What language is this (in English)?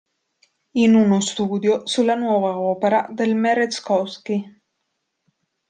Italian